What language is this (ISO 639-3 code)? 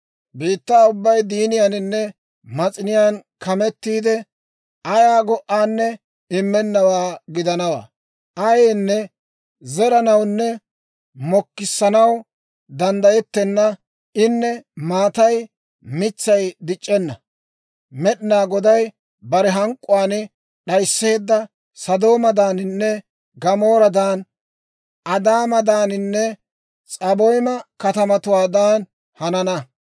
dwr